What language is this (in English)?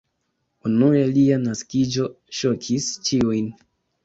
Esperanto